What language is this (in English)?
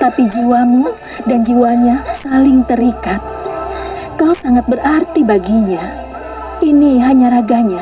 Indonesian